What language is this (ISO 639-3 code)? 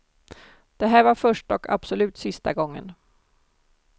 swe